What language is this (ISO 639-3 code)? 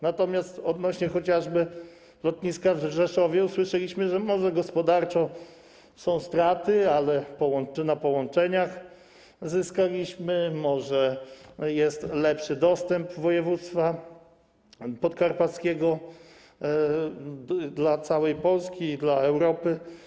pol